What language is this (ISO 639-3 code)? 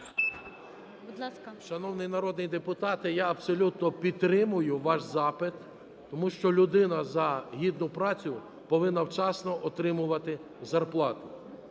ukr